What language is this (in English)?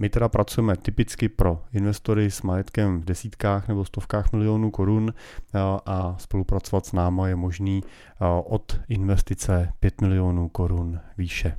Czech